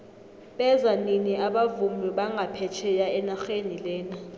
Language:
South Ndebele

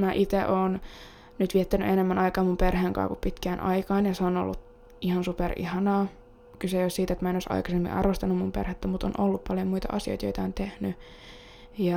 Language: Finnish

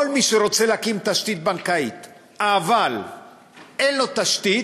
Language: Hebrew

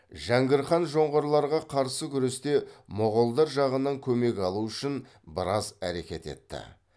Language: Kazakh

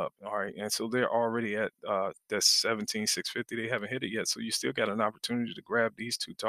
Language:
English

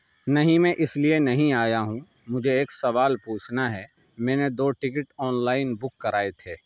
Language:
Urdu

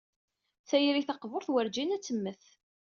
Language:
Kabyle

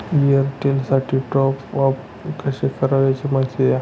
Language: Marathi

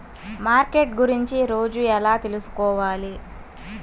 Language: Telugu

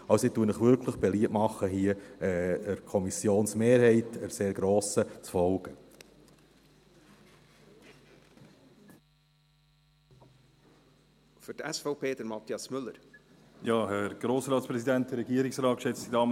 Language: Swiss German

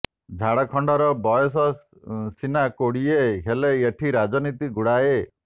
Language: Odia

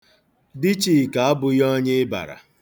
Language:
Igbo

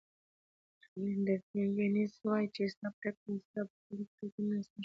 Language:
Pashto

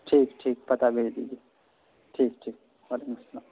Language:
Urdu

